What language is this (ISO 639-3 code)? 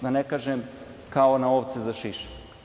srp